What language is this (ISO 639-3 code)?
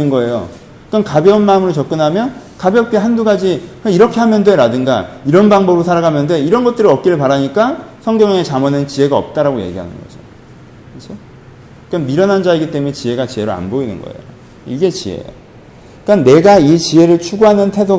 kor